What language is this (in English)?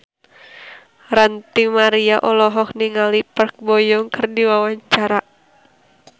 Sundanese